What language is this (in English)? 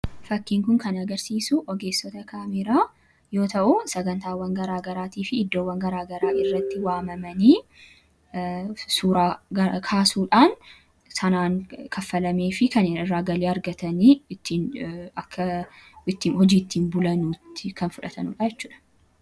Oromo